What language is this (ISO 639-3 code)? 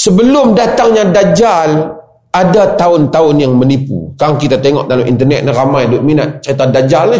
msa